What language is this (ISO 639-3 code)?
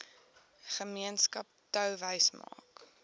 afr